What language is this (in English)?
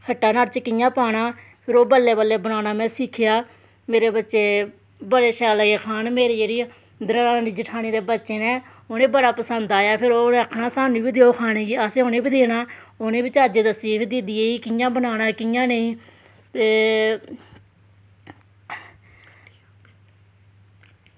Dogri